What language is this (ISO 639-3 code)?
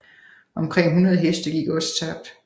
dan